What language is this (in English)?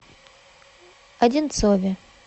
Russian